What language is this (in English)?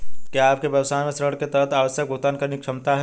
Hindi